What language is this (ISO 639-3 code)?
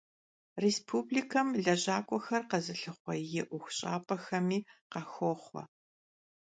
kbd